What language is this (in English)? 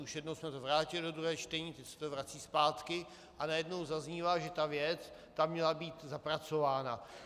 Czech